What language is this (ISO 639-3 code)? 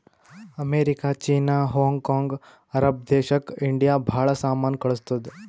kan